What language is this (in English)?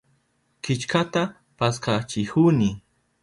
Southern Pastaza Quechua